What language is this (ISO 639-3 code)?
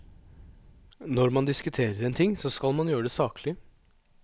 nor